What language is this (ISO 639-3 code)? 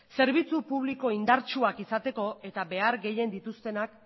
eus